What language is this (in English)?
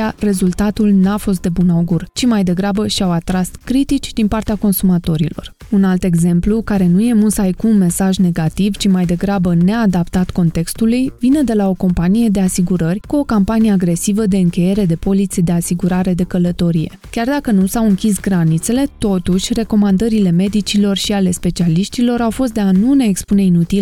Romanian